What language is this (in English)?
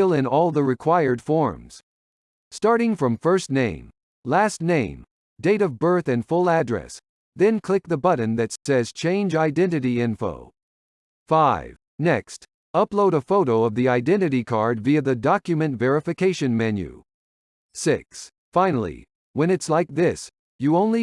English